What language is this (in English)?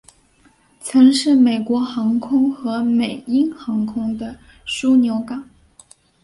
Chinese